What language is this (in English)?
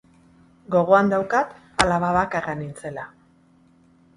Basque